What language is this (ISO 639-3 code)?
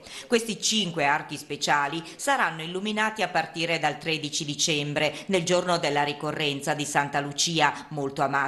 ita